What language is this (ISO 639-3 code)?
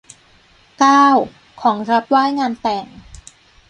tha